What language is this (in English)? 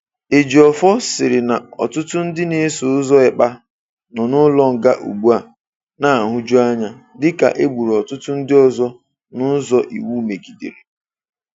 Igbo